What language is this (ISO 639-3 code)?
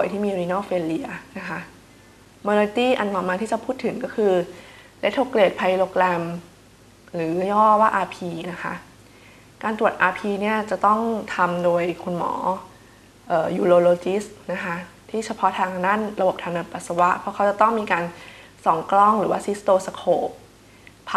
tha